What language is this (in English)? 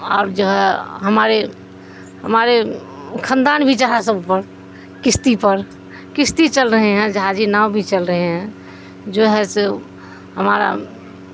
Urdu